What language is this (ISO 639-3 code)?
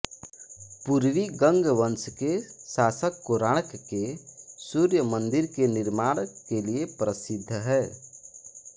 hin